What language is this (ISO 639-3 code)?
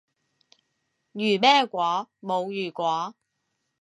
yue